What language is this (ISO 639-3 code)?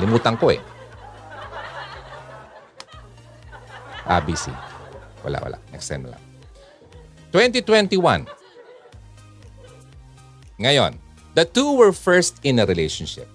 fil